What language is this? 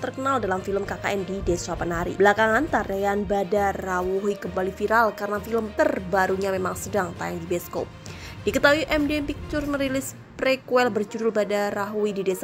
Indonesian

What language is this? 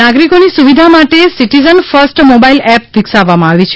Gujarati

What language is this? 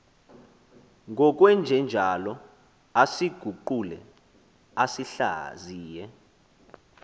Xhosa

